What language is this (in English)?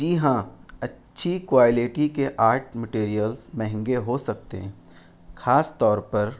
Urdu